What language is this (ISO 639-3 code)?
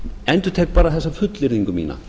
isl